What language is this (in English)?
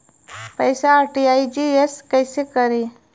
Bhojpuri